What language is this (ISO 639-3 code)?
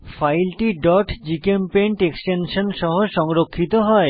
ben